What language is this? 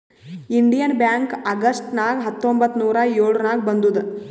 Kannada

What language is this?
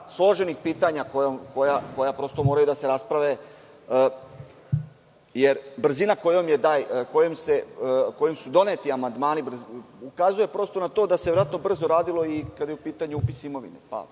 Serbian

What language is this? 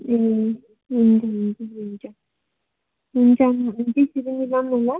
Nepali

